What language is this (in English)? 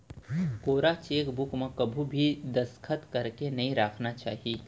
Chhattisgarhi